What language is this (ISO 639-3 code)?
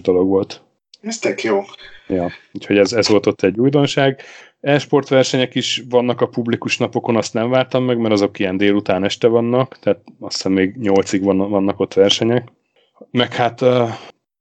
hun